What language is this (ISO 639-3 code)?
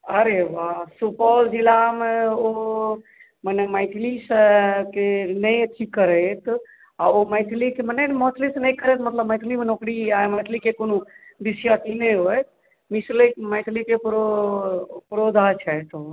mai